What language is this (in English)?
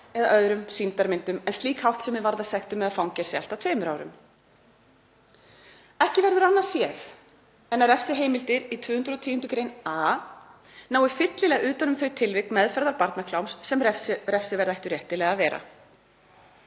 Icelandic